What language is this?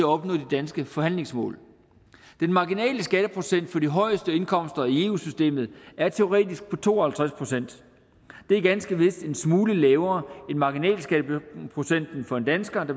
Danish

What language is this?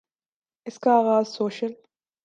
Urdu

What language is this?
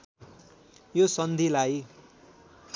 Nepali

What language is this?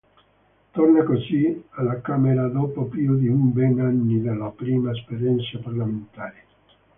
Italian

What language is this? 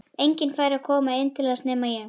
Icelandic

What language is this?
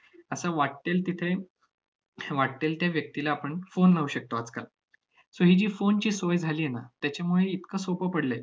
Marathi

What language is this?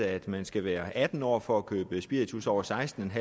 Danish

